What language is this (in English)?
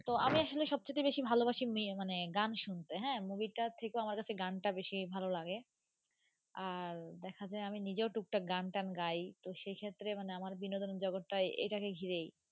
Bangla